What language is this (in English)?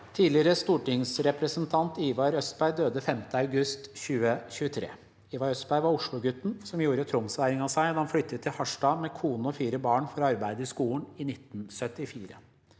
Norwegian